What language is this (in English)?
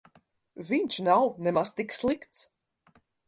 Latvian